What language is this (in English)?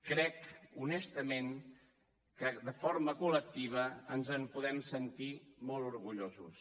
Catalan